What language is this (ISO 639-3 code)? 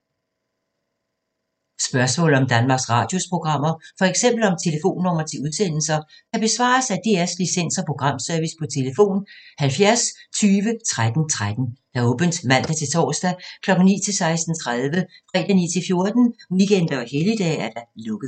dan